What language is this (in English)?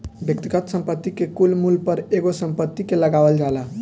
Bhojpuri